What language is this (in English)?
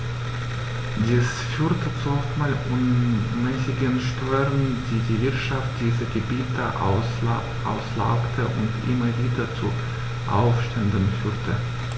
German